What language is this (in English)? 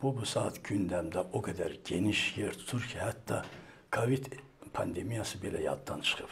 Turkish